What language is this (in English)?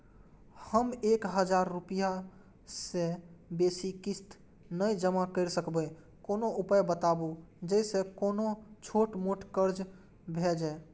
Maithili